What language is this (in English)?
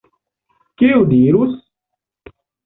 Esperanto